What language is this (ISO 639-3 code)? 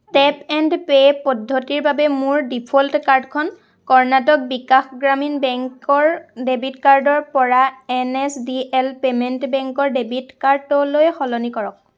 asm